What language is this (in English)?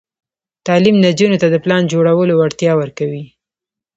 Pashto